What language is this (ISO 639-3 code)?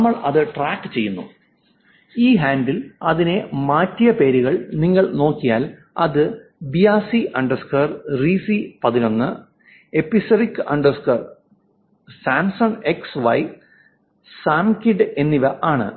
mal